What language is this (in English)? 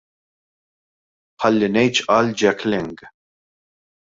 Maltese